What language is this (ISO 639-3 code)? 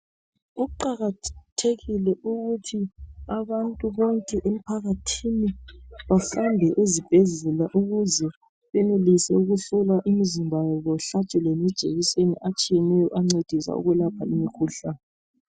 nde